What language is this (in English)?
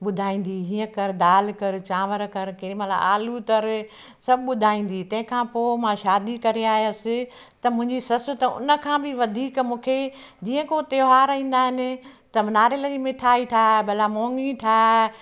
Sindhi